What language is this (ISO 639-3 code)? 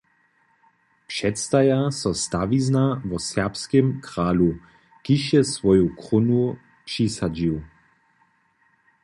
hsb